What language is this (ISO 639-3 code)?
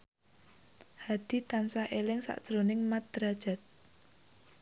jav